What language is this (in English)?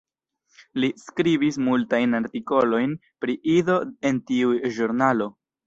Esperanto